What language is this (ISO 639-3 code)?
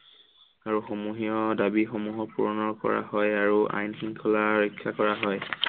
asm